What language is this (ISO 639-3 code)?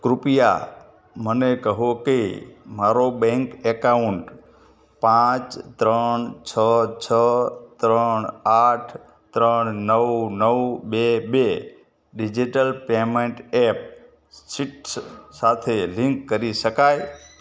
guj